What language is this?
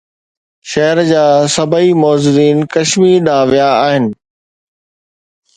Sindhi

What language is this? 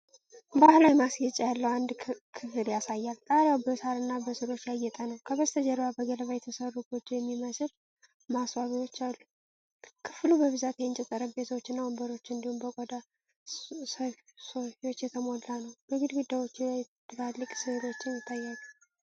Amharic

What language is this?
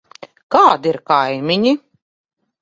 Latvian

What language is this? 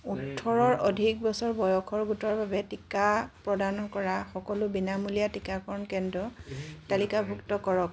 Assamese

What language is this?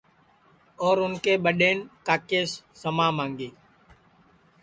Sansi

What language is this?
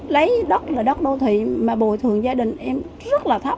Vietnamese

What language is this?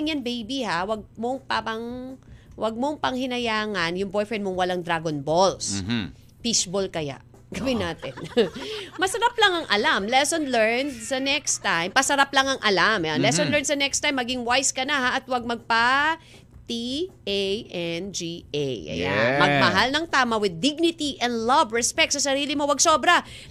Filipino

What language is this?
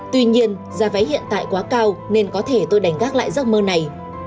Vietnamese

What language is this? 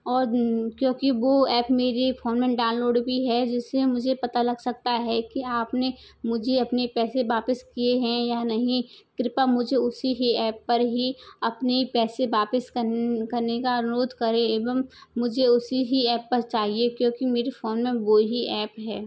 Hindi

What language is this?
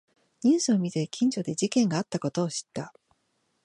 Japanese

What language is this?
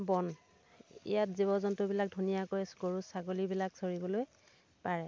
Assamese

